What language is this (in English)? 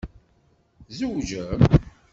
Kabyle